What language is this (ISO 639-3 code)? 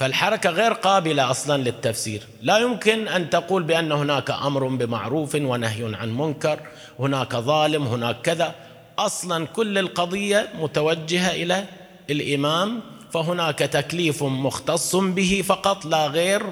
ara